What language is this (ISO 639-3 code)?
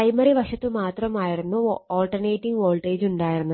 mal